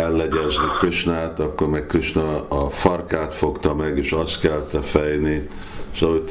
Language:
Hungarian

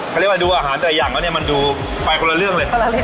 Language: Thai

